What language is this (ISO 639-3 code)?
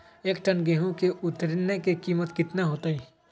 mag